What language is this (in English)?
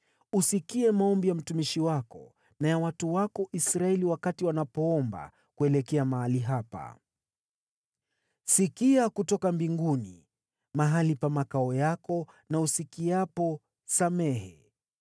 Swahili